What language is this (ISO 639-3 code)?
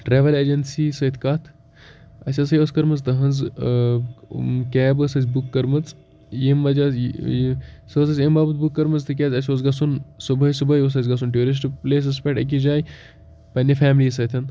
kas